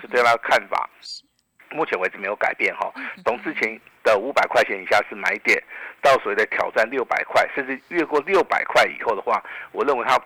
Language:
Chinese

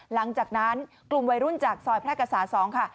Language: Thai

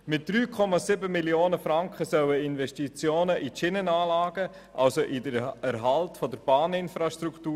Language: Swiss German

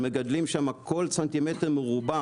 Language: Hebrew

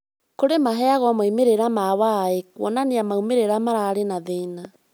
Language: Kikuyu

